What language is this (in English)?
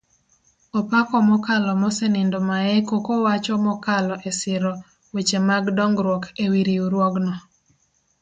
Luo (Kenya and Tanzania)